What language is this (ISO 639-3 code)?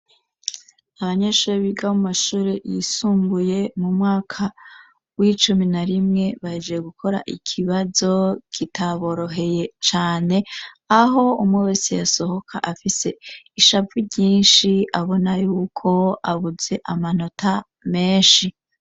run